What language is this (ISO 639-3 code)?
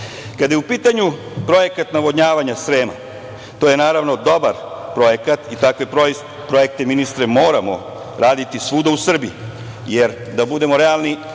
srp